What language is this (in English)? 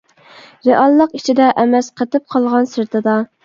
Uyghur